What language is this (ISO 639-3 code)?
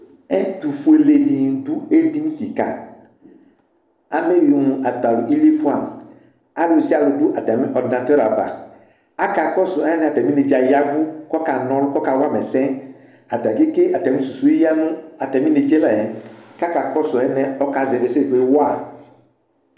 kpo